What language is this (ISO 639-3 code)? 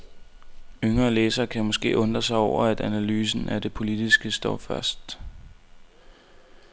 dan